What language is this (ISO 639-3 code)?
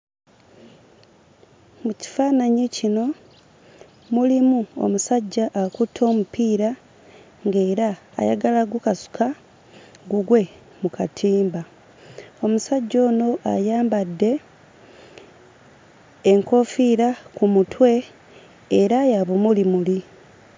lug